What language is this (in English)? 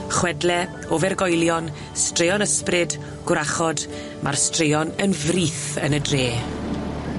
Welsh